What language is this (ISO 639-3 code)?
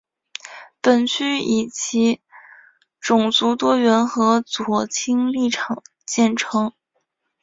zho